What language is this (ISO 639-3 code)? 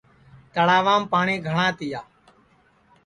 ssi